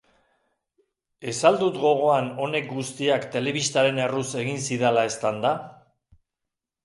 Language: Basque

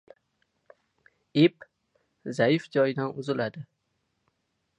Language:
Uzbek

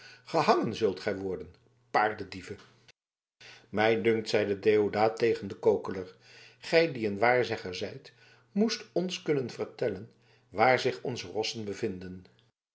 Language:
Dutch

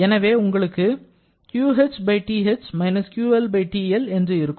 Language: Tamil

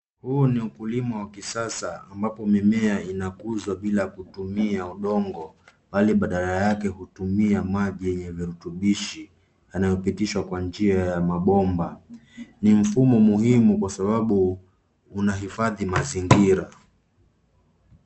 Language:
Swahili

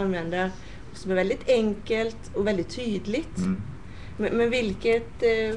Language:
Swedish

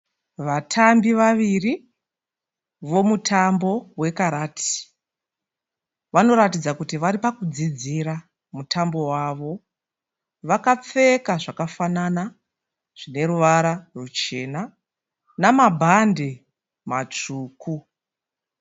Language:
Shona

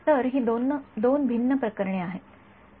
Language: Marathi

